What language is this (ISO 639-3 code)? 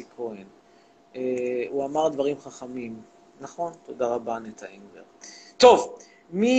heb